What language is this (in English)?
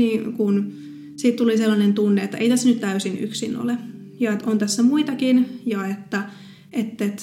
Finnish